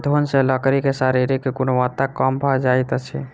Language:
Maithili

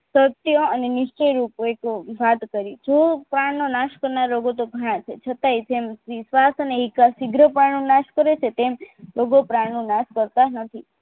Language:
Gujarati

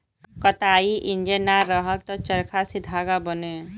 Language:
Bhojpuri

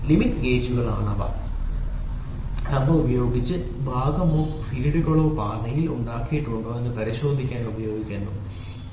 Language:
Malayalam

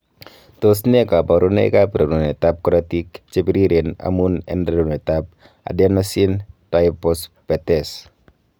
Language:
Kalenjin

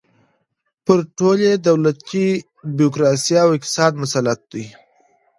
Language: Pashto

